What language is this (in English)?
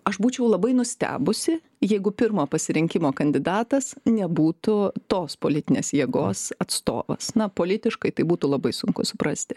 Lithuanian